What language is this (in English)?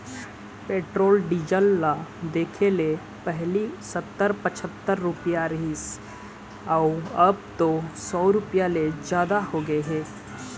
Chhattisgarhi